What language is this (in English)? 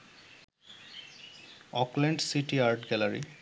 Bangla